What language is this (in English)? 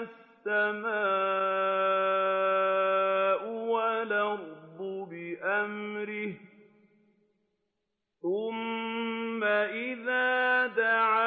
Arabic